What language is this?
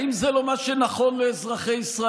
Hebrew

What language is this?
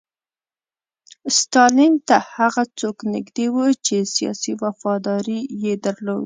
Pashto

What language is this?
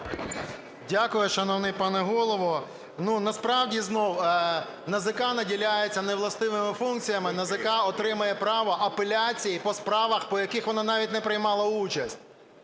Ukrainian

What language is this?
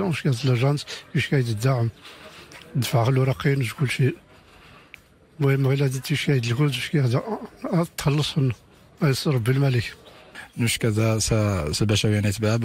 Arabic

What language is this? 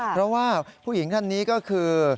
Thai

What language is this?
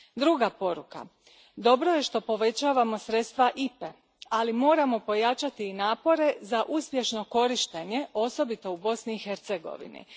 Croatian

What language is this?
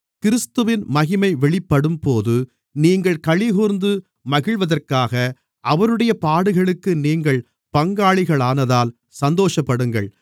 Tamil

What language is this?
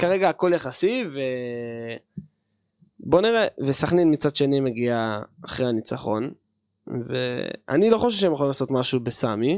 Hebrew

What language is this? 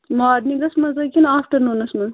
Kashmiri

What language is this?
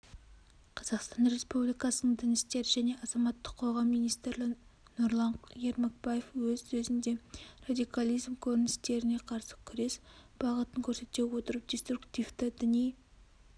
Kazakh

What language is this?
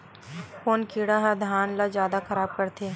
Chhattisgarhi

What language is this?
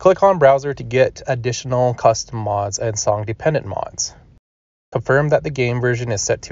English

